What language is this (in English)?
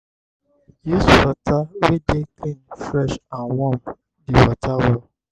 Nigerian Pidgin